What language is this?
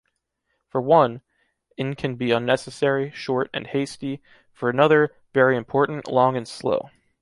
English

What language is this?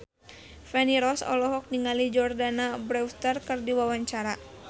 Sundanese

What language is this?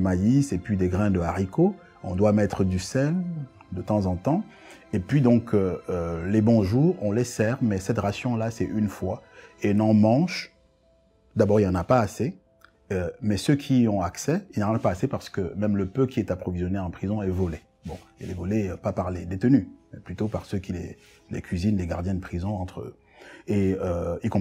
French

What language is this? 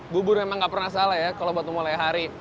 Indonesian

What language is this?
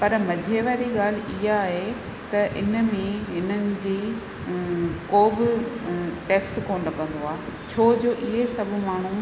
Sindhi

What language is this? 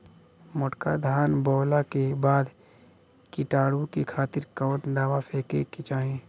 Bhojpuri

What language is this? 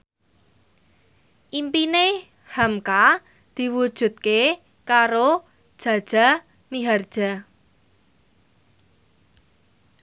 Javanese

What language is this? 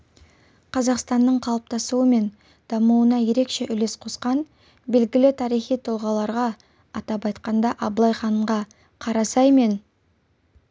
Kazakh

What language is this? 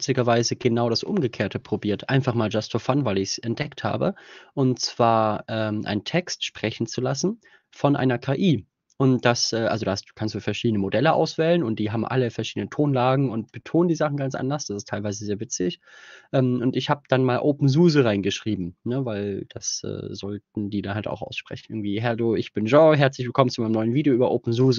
German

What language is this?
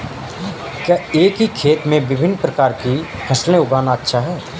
Hindi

